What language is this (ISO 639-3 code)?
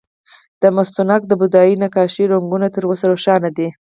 pus